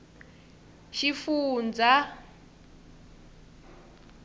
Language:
Tsonga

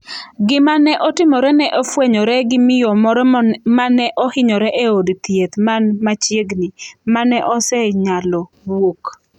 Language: Luo (Kenya and Tanzania)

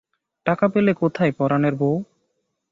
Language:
Bangla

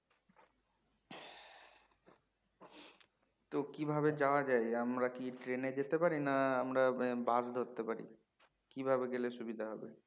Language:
Bangla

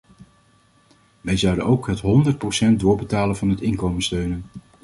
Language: Dutch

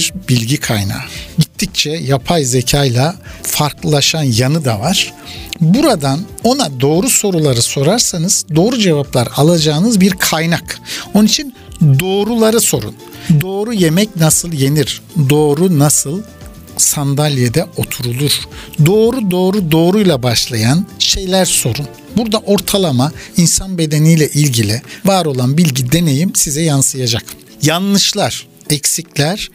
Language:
Turkish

